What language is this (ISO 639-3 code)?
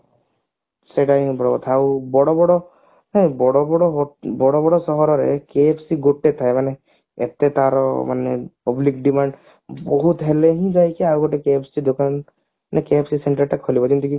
ori